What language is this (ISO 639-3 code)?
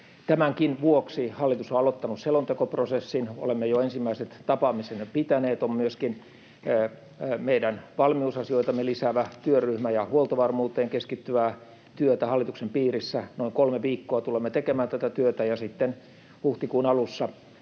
fin